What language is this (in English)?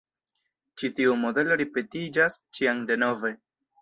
Esperanto